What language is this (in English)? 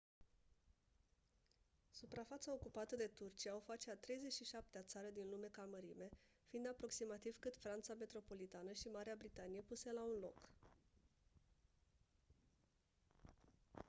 Romanian